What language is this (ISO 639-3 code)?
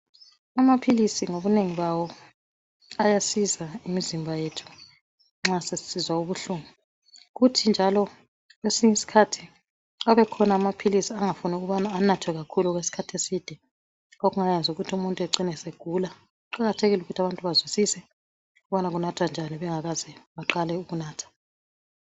nde